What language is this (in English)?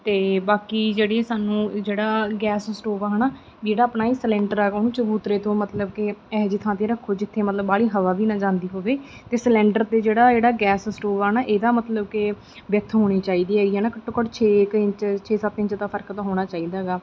Punjabi